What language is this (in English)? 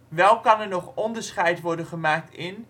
Dutch